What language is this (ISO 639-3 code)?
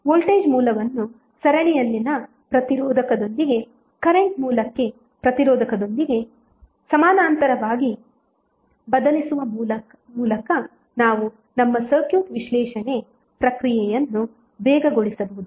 kan